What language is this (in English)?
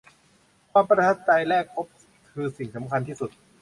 Thai